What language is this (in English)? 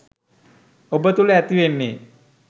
Sinhala